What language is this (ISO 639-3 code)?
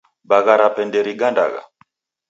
dav